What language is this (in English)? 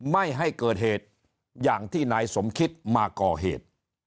Thai